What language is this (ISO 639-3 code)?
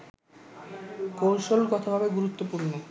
ben